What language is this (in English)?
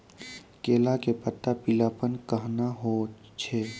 Maithili